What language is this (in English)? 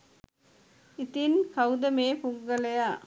Sinhala